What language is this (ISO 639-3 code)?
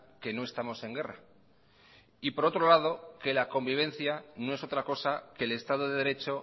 spa